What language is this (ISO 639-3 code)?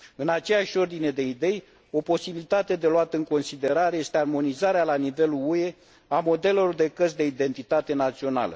ron